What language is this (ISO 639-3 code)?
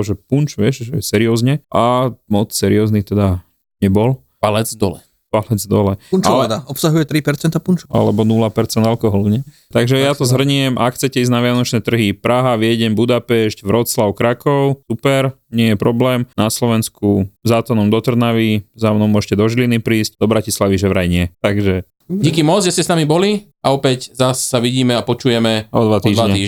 slk